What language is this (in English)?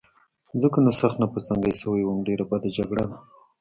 Pashto